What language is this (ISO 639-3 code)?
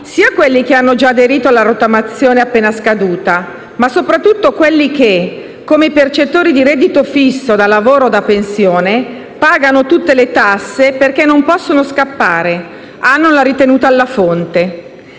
ita